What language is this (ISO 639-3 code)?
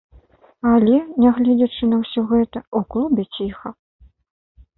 bel